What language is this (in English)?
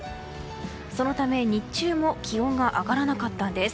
Japanese